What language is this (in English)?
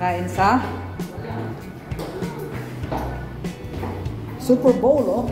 Filipino